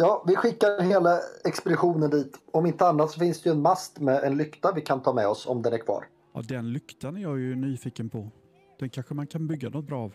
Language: Swedish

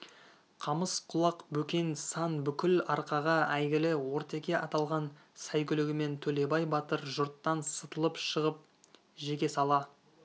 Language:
Kazakh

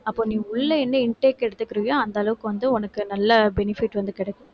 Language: Tamil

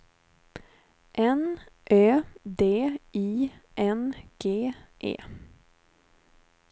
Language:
Swedish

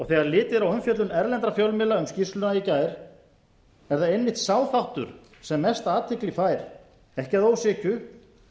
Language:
Icelandic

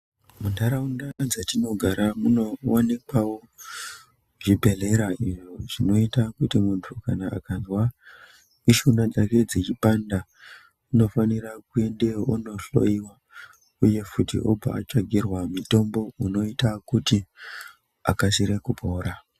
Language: Ndau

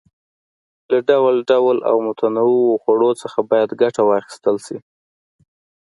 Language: Pashto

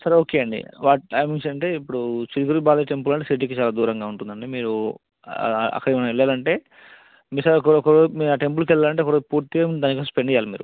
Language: Telugu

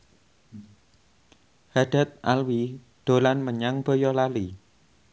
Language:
Javanese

